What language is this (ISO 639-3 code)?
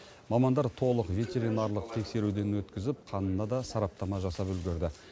kaz